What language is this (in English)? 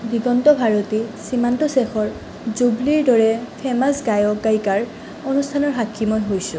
Assamese